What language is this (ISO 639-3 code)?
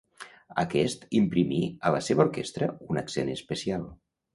cat